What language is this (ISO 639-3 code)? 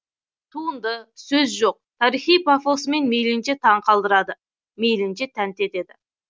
kaz